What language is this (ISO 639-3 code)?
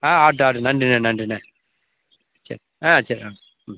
tam